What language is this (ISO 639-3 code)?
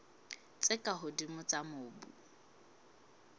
sot